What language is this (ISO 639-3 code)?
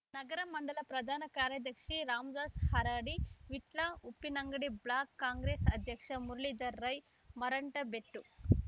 kan